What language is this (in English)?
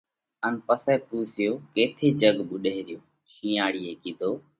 Parkari Koli